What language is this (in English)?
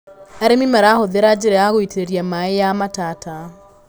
Kikuyu